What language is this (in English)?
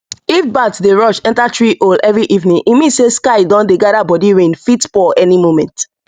Nigerian Pidgin